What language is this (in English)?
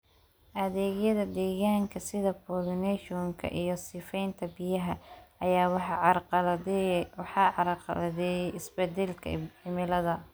Somali